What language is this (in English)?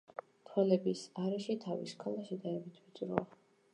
Georgian